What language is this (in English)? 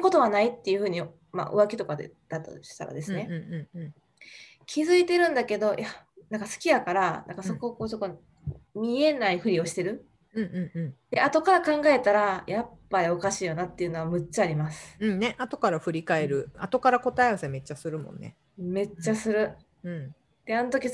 Japanese